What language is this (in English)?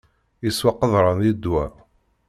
Kabyle